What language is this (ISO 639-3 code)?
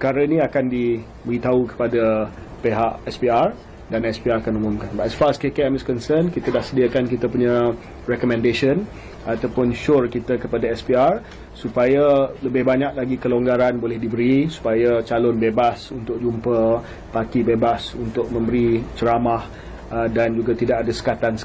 msa